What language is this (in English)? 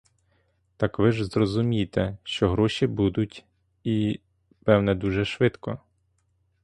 Ukrainian